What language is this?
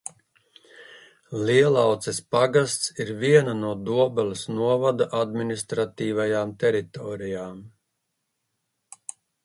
Latvian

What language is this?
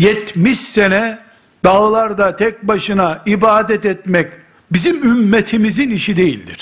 Turkish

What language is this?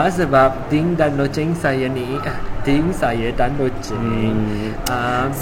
Malay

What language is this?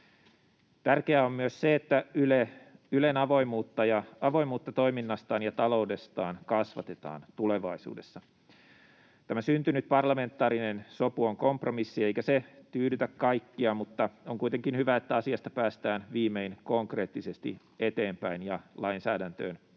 Finnish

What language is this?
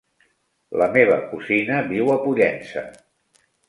Catalan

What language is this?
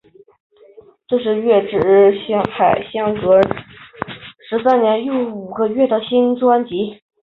Chinese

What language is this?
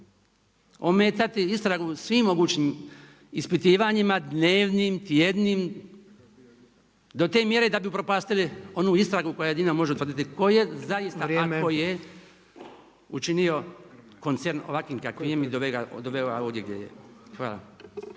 Croatian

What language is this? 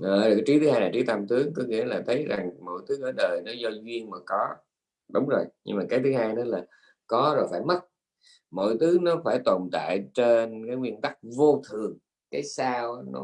Vietnamese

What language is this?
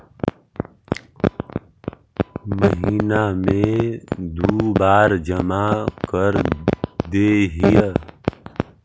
Magahi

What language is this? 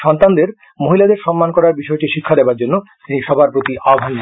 Bangla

